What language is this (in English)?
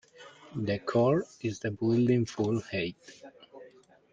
English